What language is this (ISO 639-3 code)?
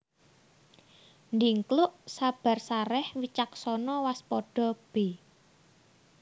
jav